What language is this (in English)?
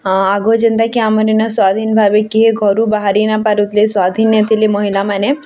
Odia